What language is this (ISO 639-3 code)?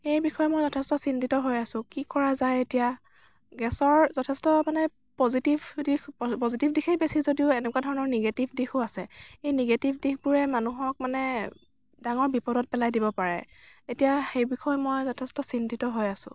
asm